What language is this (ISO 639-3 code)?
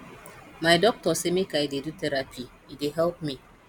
pcm